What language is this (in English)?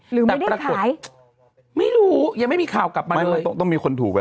Thai